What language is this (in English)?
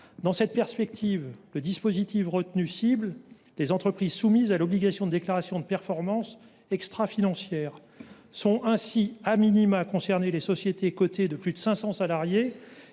French